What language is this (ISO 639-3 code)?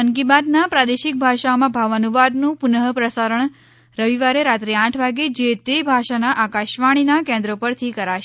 guj